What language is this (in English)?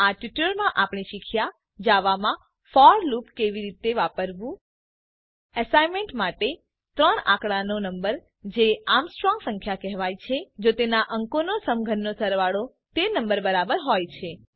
Gujarati